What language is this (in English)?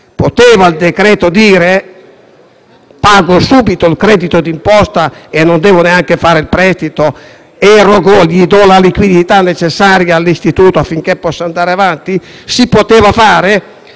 Italian